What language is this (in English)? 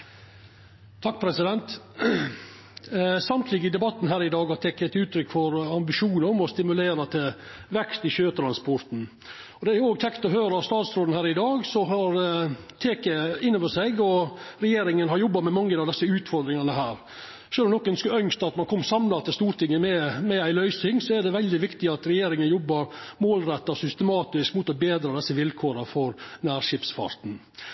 Norwegian